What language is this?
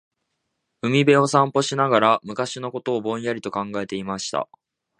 Japanese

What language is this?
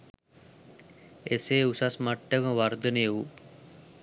Sinhala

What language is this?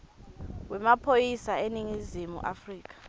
Swati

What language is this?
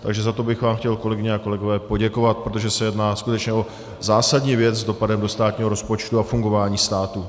Czech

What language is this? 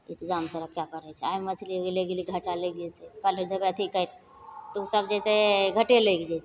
Maithili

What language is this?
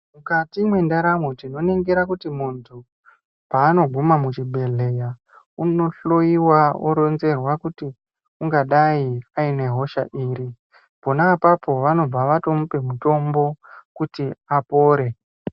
Ndau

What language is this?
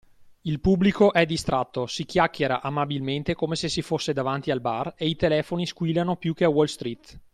Italian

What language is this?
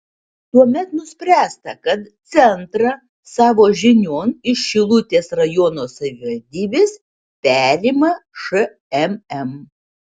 Lithuanian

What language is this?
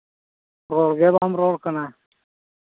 Santali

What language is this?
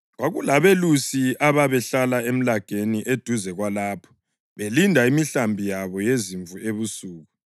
North Ndebele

